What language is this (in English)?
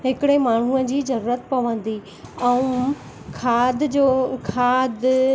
Sindhi